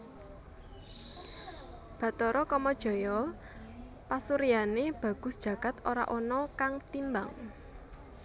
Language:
Javanese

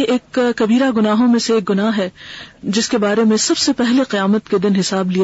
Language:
Urdu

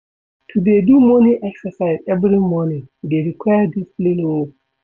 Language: Nigerian Pidgin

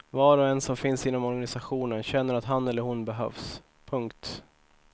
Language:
Swedish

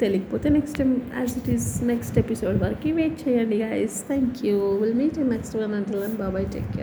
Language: Telugu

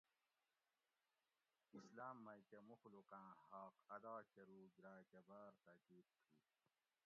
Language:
Gawri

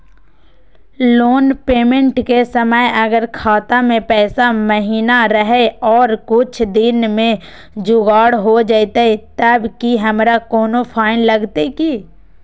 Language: Magahi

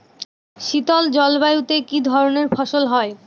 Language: Bangla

